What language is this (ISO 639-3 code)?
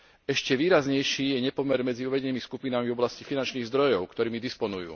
slk